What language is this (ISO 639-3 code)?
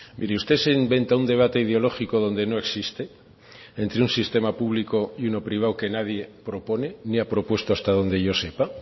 spa